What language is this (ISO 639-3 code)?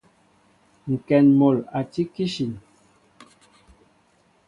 mbo